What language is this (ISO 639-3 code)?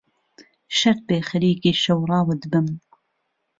ckb